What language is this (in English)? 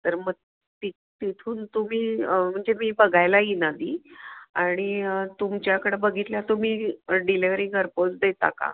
Marathi